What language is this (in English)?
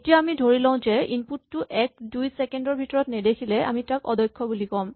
Assamese